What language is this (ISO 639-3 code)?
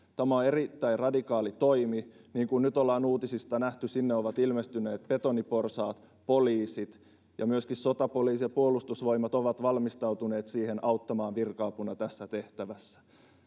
fin